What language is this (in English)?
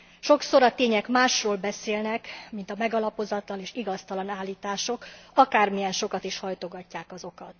Hungarian